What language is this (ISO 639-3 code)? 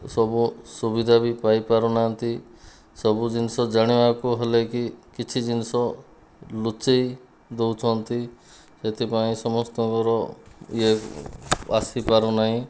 ori